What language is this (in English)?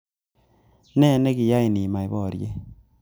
Kalenjin